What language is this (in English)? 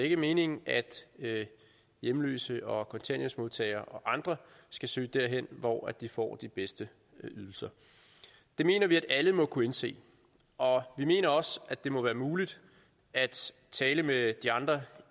Danish